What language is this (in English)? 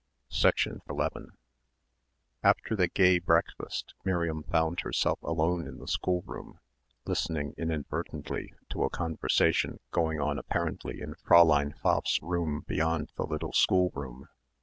English